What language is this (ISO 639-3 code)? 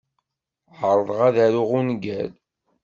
kab